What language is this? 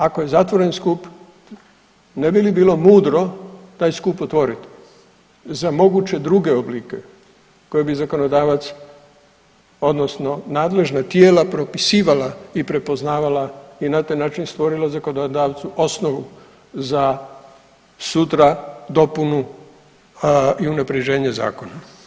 Croatian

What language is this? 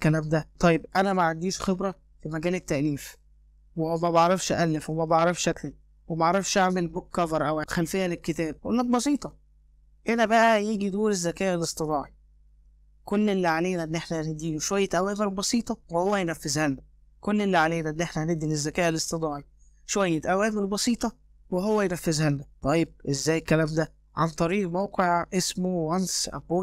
Arabic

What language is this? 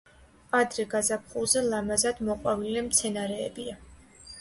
Georgian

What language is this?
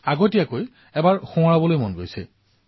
Assamese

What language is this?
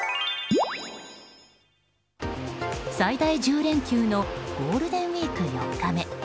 Japanese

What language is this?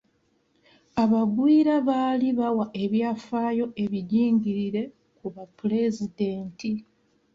Ganda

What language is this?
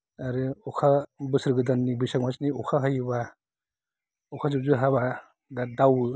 Bodo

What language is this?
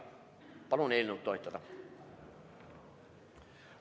Estonian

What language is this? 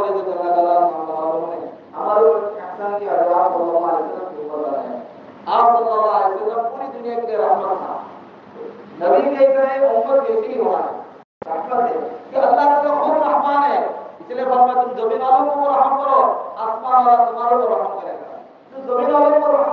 Bangla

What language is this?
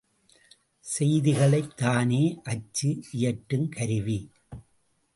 Tamil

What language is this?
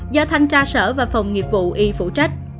Vietnamese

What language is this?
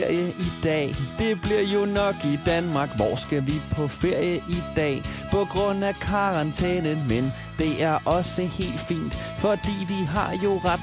Danish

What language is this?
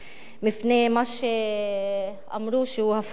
Hebrew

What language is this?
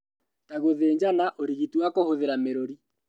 Kikuyu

